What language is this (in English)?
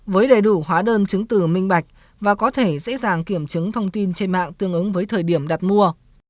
Vietnamese